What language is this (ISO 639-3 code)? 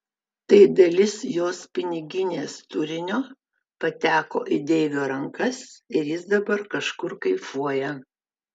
lit